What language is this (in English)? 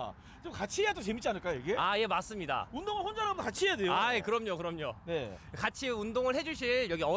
Korean